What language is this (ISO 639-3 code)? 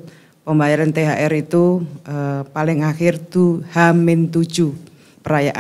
ind